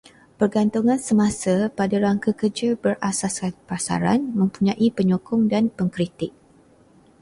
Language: Malay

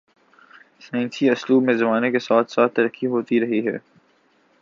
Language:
Urdu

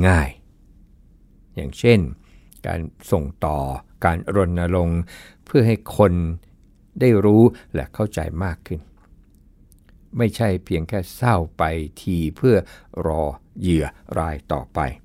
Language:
Thai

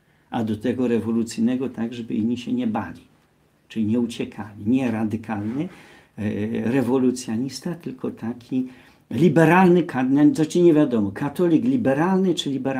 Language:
Polish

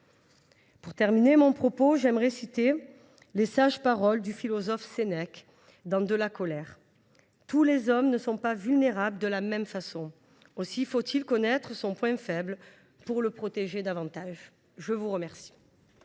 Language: French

